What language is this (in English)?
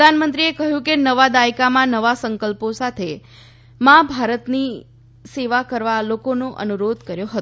Gujarati